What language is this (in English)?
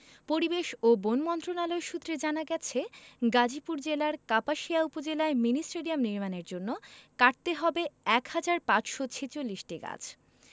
Bangla